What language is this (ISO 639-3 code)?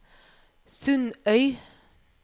nor